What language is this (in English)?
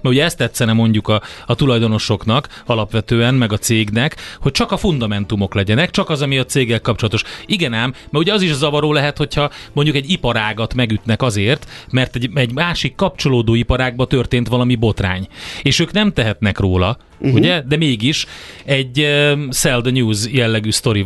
Hungarian